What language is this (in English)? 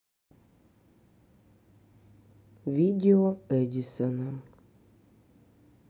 Russian